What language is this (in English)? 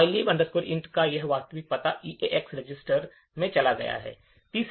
Hindi